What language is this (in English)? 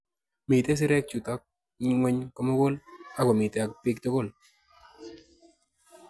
Kalenjin